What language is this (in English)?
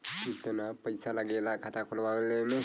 Bhojpuri